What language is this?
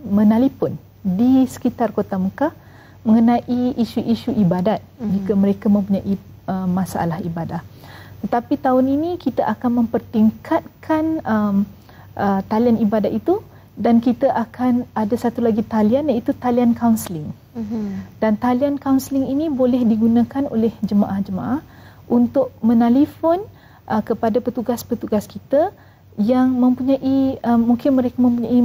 Malay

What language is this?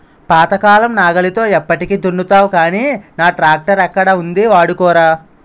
Telugu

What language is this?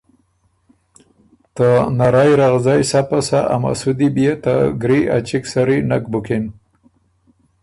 Ormuri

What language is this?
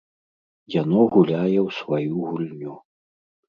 Belarusian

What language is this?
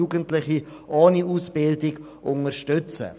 Swiss German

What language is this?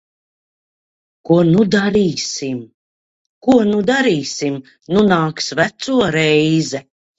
Latvian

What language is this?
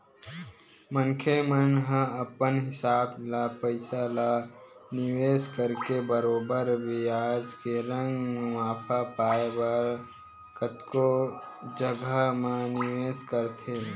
Chhattisgarhi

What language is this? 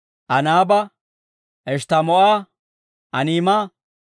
Dawro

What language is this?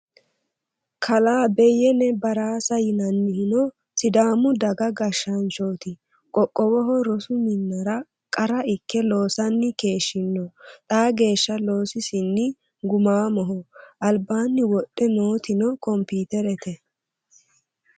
Sidamo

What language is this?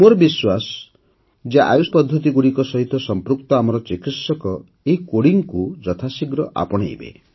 Odia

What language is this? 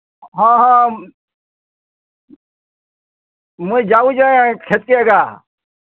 Odia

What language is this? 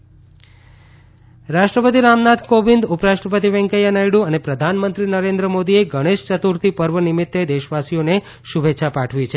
Gujarati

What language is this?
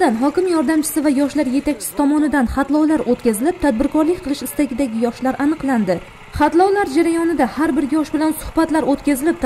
Turkish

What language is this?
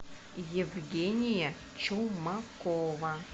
Russian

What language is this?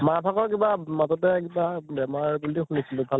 Assamese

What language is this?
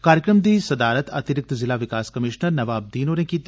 Dogri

